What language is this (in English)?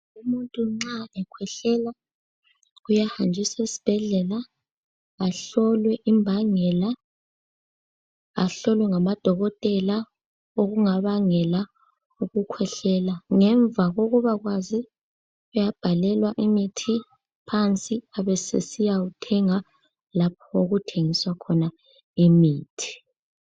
North Ndebele